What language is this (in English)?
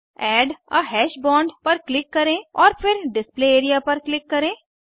Hindi